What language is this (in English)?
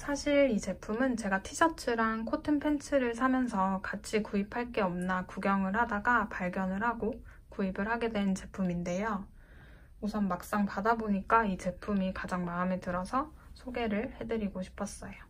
Korean